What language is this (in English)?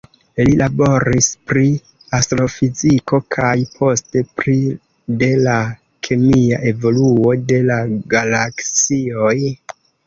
Esperanto